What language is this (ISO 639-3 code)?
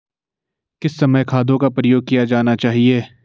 hin